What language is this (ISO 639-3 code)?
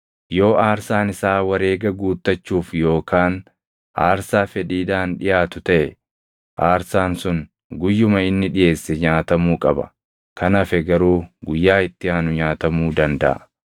orm